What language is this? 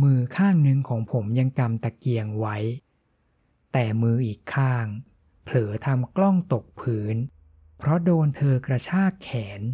Thai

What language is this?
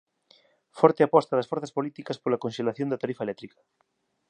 Galician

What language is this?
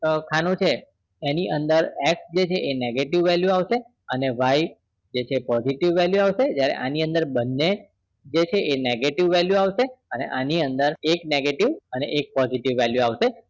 Gujarati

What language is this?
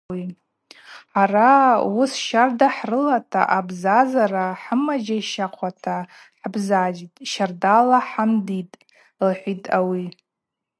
Abaza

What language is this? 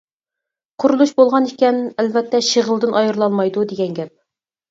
Uyghur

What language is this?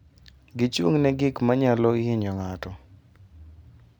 Luo (Kenya and Tanzania)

